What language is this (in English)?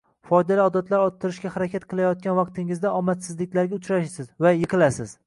Uzbek